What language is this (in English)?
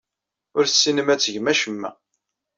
Kabyle